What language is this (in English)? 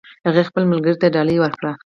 Pashto